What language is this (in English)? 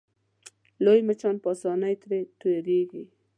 Pashto